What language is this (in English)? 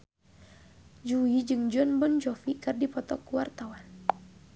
Sundanese